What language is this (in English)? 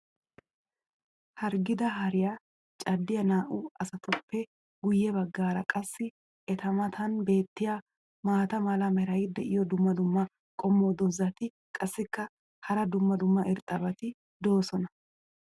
Wolaytta